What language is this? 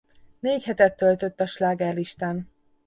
Hungarian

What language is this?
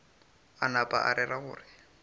Northern Sotho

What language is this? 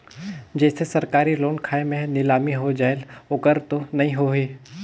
Chhattisgarhi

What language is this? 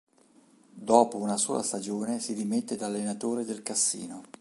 Italian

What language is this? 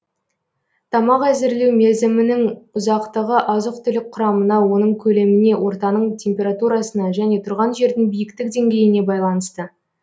Kazakh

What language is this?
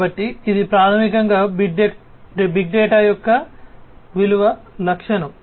Telugu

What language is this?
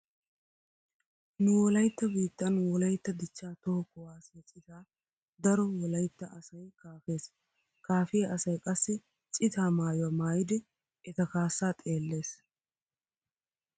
Wolaytta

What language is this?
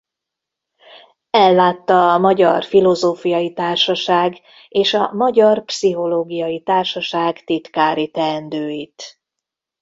Hungarian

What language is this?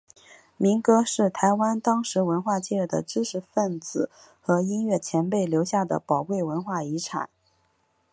Chinese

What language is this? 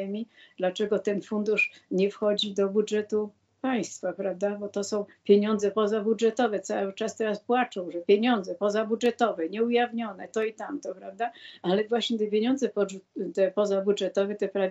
Polish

